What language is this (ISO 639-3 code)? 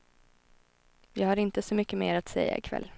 swe